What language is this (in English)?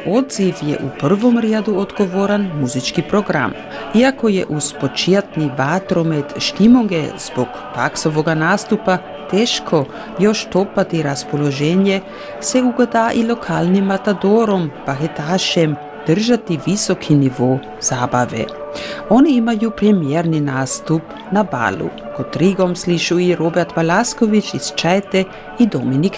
Croatian